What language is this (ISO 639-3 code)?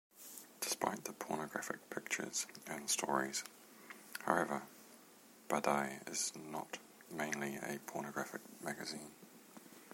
eng